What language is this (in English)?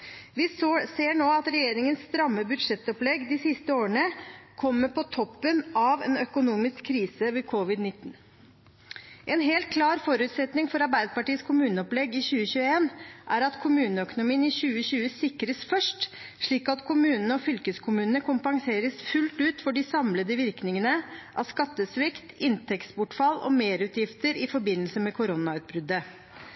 Norwegian Bokmål